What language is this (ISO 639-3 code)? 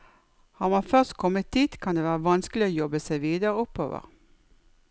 nor